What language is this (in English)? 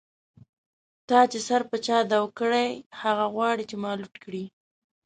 Pashto